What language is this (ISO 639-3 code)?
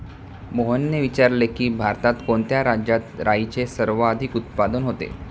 mar